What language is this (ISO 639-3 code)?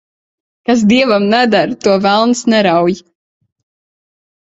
lav